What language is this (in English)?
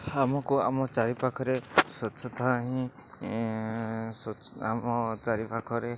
Odia